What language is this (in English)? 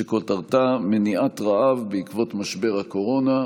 Hebrew